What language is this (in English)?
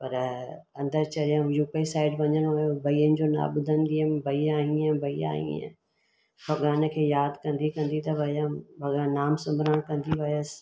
Sindhi